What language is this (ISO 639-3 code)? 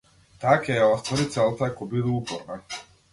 mkd